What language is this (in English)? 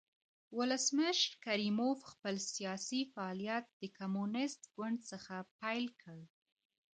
Pashto